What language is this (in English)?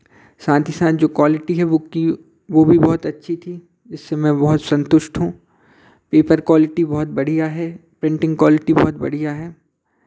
Hindi